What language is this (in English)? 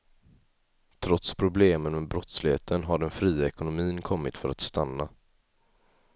Swedish